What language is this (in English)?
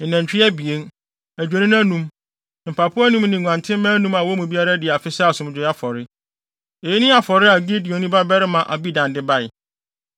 Akan